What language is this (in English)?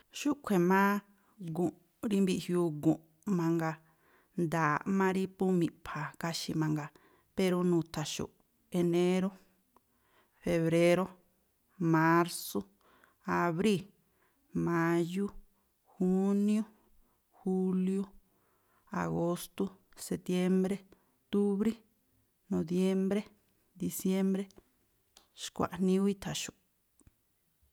Tlacoapa Me'phaa